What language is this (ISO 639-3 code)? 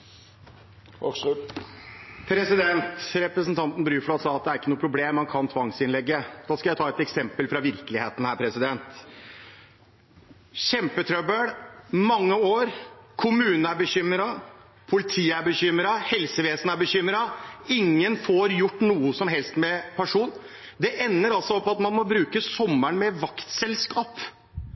nor